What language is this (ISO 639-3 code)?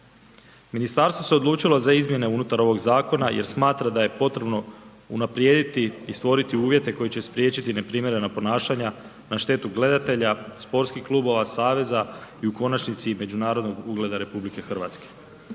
hrv